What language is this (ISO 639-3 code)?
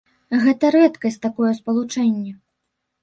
bel